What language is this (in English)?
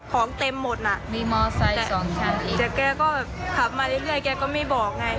Thai